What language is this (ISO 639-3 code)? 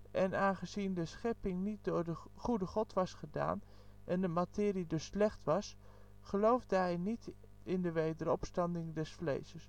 nld